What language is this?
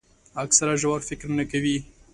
Pashto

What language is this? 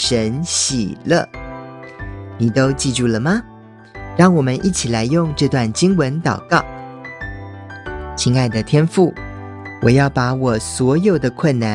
Chinese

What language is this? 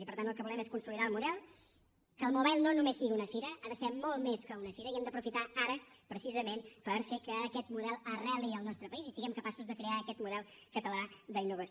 Catalan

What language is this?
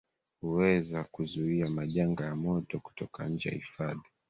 Swahili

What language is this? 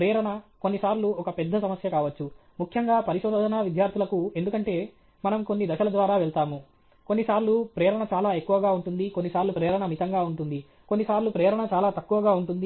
Telugu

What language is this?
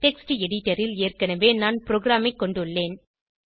Tamil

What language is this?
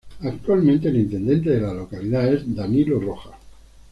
Spanish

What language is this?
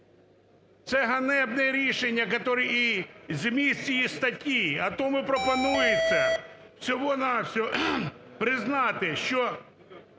Ukrainian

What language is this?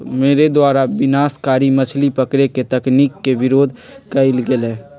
Magahi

